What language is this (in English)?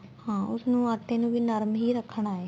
Punjabi